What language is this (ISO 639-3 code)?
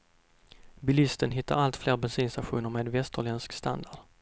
swe